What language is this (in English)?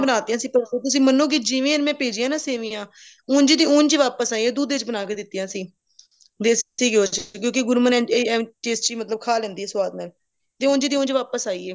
Punjabi